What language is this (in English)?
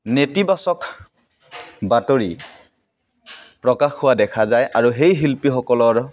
Assamese